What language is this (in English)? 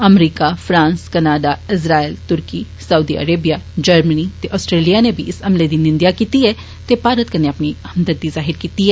Dogri